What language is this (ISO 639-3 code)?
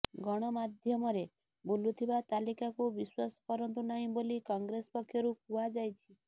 ori